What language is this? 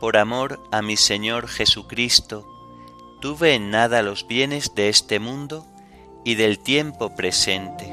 Spanish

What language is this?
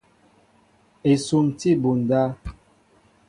Mbo (Cameroon)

